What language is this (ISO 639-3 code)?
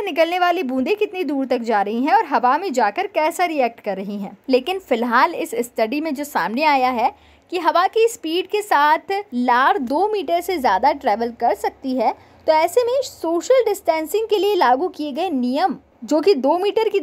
hin